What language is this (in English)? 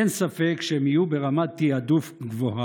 Hebrew